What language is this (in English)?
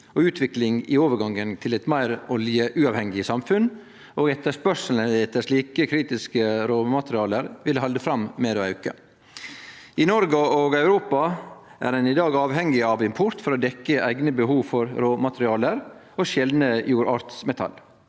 Norwegian